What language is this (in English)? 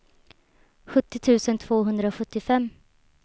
Swedish